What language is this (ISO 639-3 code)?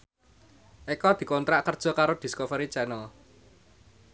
jav